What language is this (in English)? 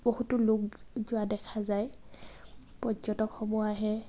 Assamese